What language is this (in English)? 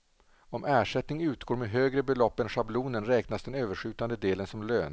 Swedish